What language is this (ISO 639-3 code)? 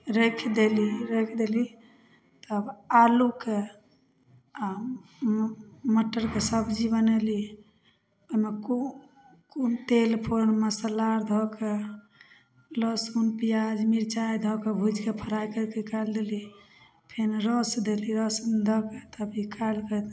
mai